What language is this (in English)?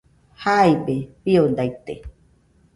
Nüpode Huitoto